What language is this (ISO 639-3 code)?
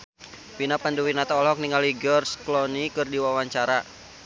sun